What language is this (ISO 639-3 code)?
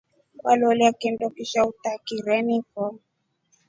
rof